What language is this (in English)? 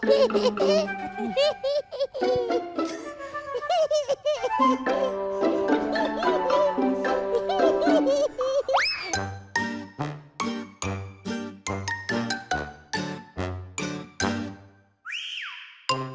Thai